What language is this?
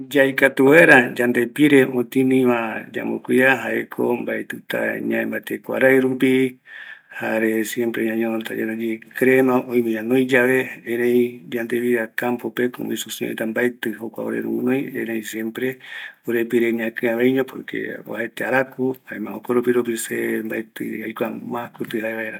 Eastern Bolivian Guaraní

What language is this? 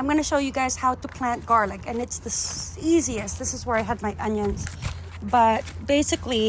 English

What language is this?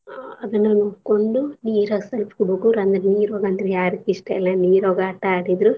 Kannada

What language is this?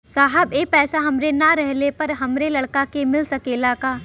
Bhojpuri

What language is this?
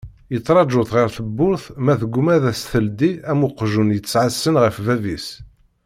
Kabyle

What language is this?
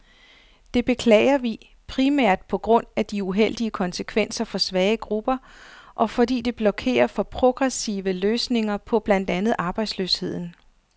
Danish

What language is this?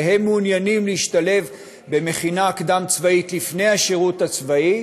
Hebrew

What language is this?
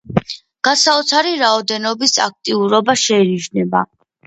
Georgian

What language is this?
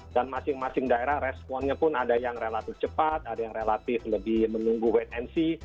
Indonesian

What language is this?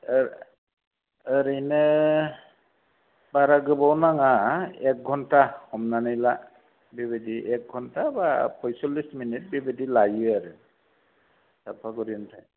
Bodo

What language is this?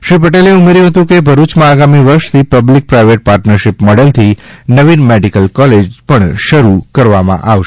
Gujarati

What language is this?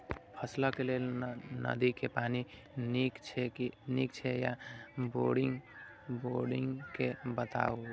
Maithili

